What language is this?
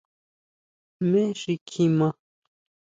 Huautla Mazatec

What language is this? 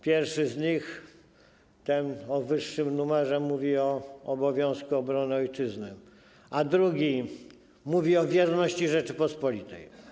Polish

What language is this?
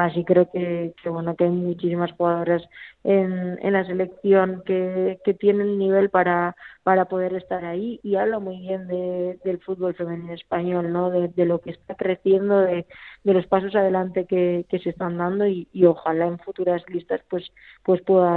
Spanish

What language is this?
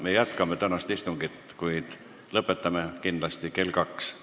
Estonian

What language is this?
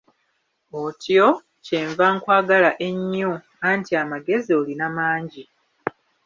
Ganda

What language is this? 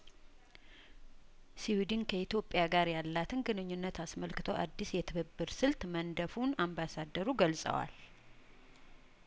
Amharic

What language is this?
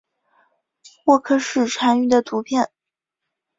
Chinese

